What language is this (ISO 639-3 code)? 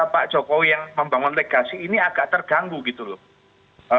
ind